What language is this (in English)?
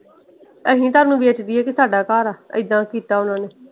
Punjabi